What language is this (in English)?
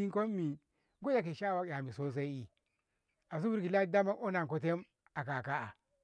Ngamo